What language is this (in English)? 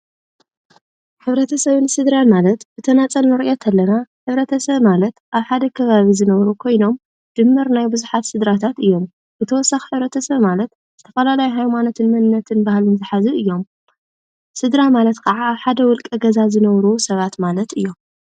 Tigrinya